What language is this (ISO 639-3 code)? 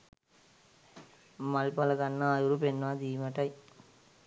sin